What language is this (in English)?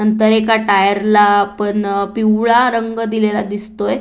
Marathi